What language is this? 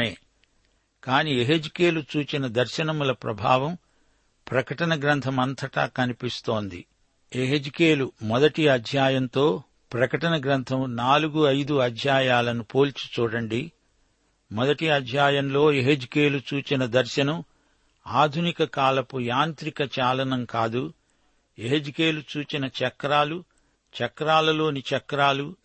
Telugu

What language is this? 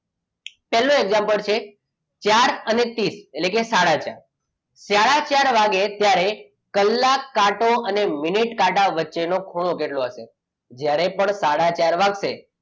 Gujarati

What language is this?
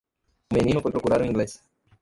Portuguese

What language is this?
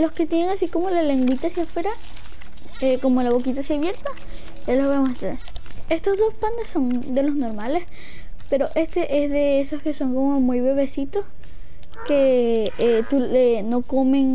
Spanish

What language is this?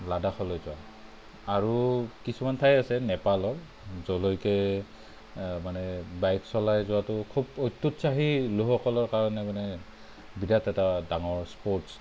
Assamese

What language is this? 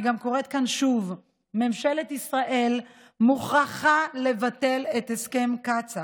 Hebrew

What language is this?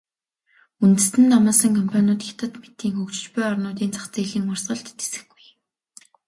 Mongolian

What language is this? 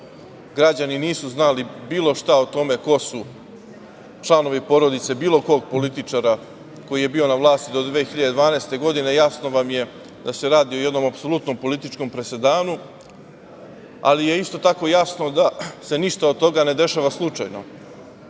Serbian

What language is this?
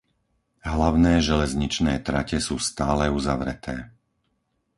Slovak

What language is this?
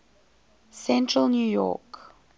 English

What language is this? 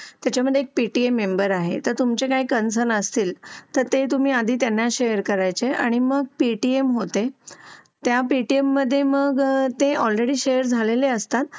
Marathi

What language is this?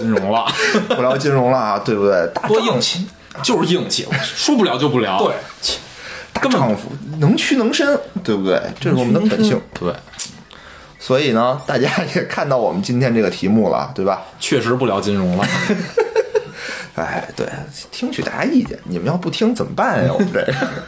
Chinese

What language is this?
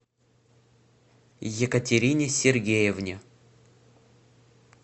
Russian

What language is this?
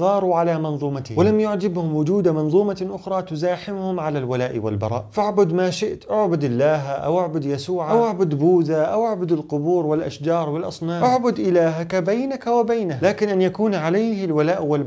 Arabic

